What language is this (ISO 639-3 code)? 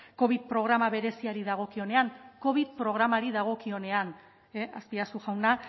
eus